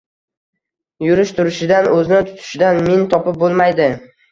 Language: Uzbek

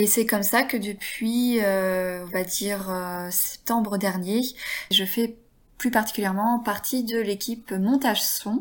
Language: French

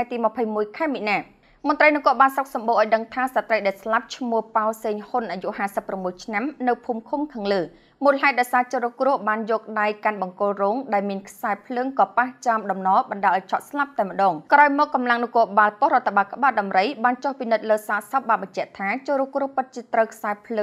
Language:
Thai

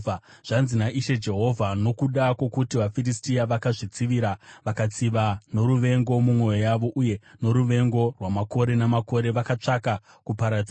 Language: Shona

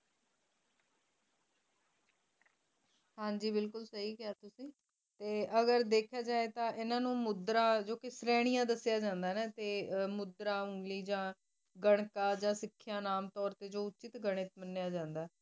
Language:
Punjabi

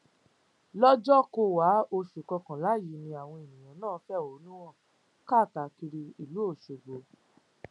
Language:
Yoruba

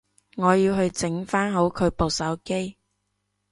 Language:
Cantonese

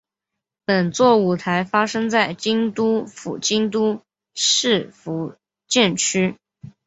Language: Chinese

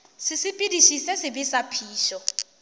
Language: Northern Sotho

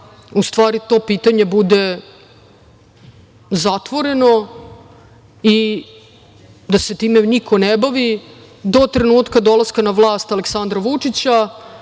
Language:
Serbian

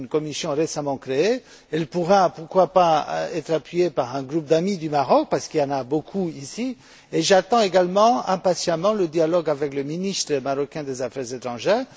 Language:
French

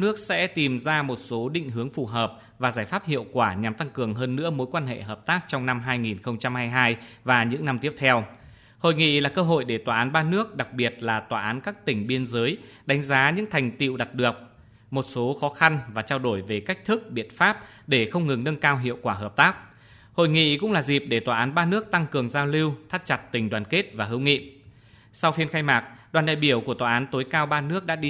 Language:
Vietnamese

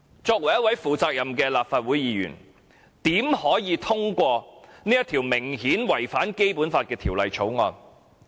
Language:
Cantonese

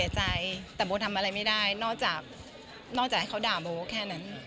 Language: Thai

